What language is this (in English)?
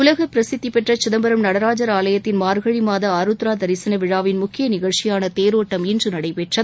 Tamil